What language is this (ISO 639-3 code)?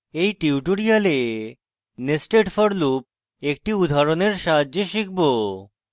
ben